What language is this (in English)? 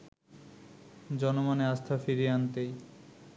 Bangla